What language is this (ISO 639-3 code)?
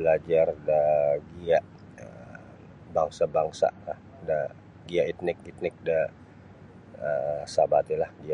bsy